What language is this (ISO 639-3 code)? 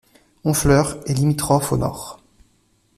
fra